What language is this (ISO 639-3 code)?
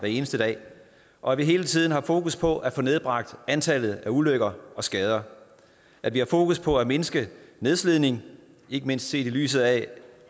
dan